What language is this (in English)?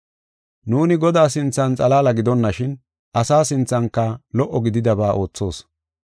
Gofa